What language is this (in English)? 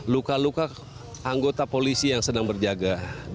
Indonesian